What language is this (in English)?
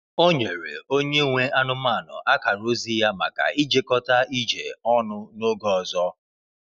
Igbo